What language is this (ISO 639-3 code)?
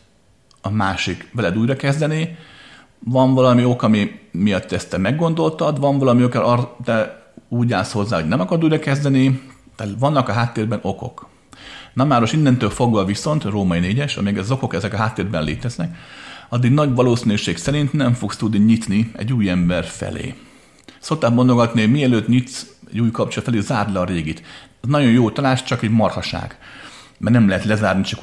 hun